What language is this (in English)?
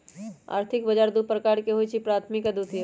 Magahi